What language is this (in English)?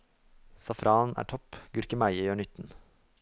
Norwegian